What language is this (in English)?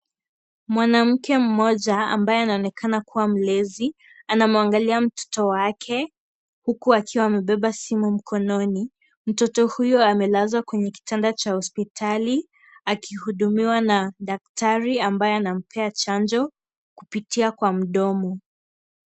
Swahili